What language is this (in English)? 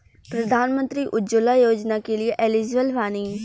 Bhojpuri